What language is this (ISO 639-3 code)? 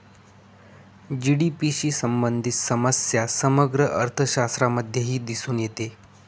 mar